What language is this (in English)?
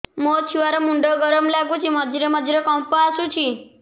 Odia